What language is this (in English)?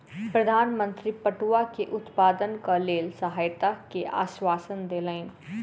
Maithili